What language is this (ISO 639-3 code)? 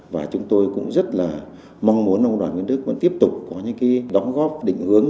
vie